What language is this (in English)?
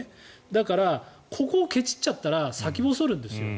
Japanese